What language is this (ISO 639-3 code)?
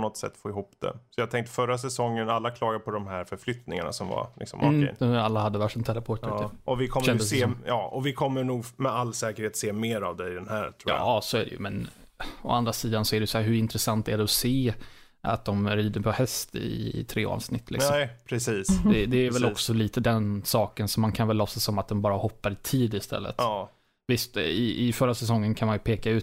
swe